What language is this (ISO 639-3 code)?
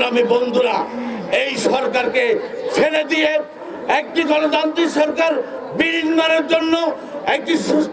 tur